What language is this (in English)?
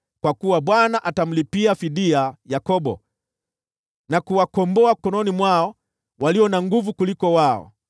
Swahili